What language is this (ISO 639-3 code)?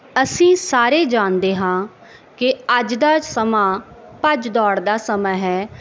pan